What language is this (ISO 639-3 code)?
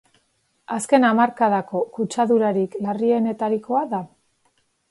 eus